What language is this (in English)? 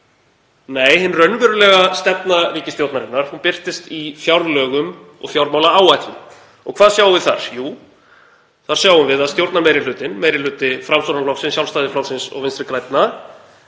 Icelandic